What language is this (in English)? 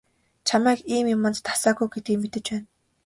Mongolian